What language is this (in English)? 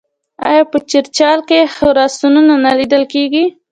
Pashto